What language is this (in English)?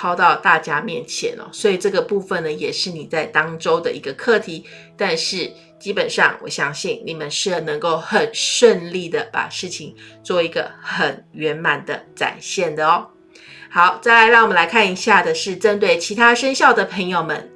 Chinese